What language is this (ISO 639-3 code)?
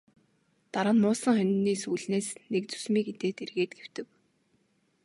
mon